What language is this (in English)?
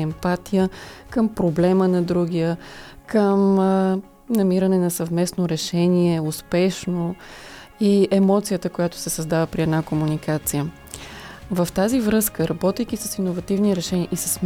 Bulgarian